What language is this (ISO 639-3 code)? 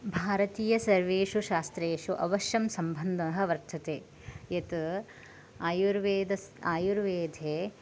san